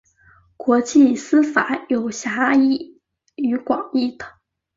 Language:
Chinese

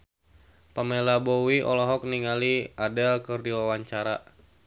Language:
Sundanese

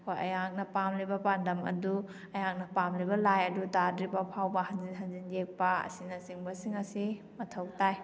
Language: Manipuri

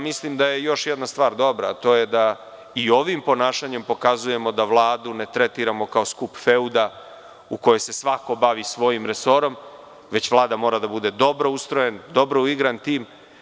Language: Serbian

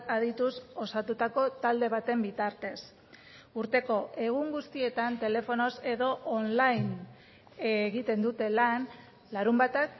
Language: Basque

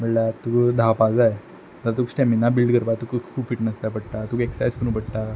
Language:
Konkani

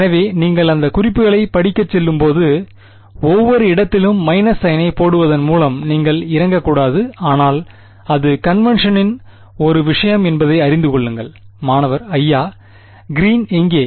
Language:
Tamil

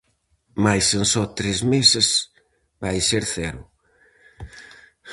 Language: Galician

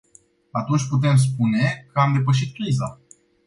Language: Romanian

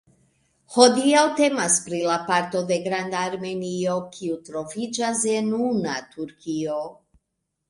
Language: Esperanto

